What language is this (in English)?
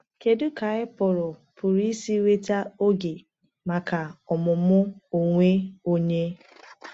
Igbo